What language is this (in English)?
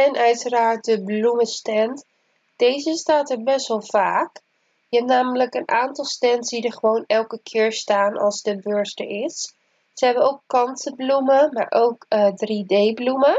Dutch